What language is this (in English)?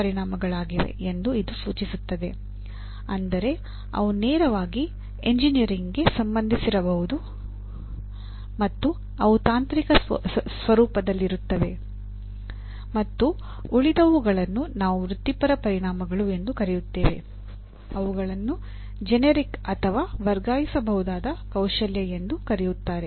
Kannada